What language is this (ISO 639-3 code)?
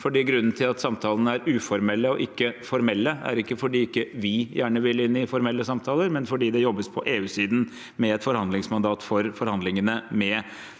nor